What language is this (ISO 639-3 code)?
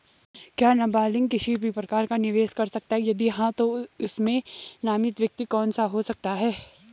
hin